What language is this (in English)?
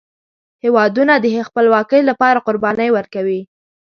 Pashto